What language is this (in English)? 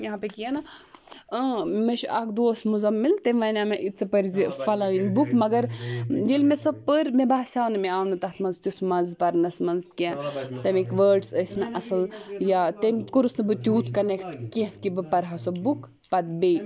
Kashmiri